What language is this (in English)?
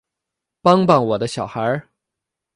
Chinese